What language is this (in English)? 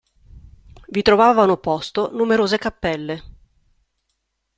Italian